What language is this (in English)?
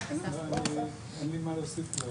Hebrew